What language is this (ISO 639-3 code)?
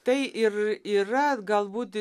lit